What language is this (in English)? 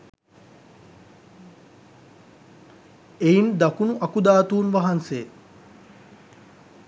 Sinhala